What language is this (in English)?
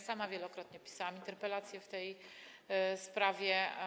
Polish